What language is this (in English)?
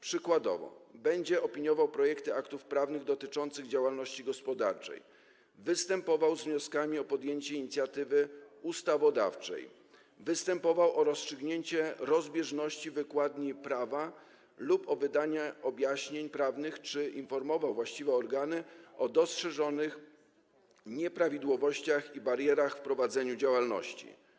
Polish